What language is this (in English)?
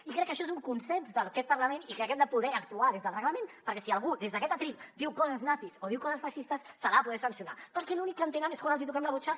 Catalan